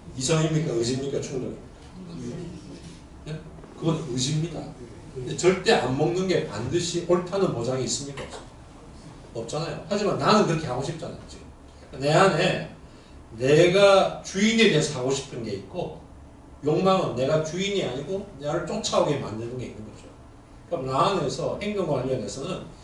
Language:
Korean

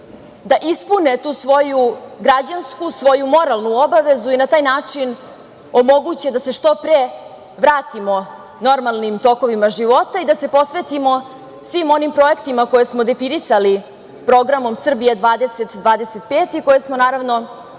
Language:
Serbian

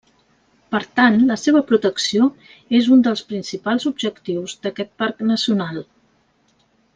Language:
Catalan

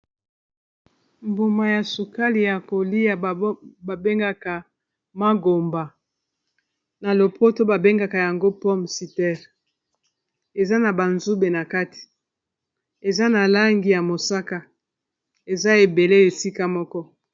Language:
Lingala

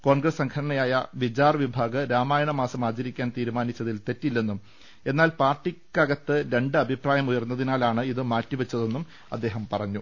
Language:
Malayalam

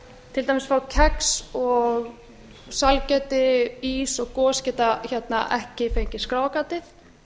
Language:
Icelandic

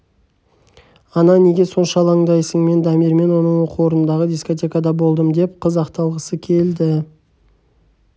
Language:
Kazakh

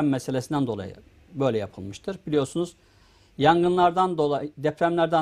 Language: Turkish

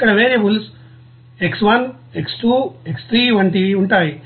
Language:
Telugu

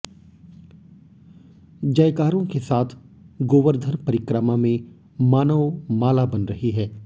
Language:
Hindi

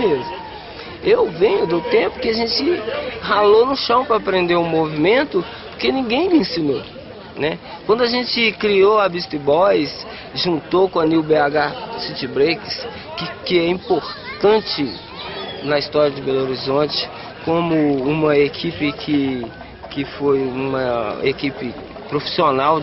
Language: Portuguese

